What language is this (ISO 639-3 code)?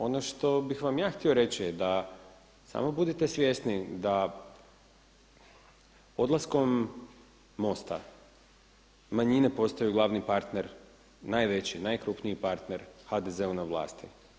hrv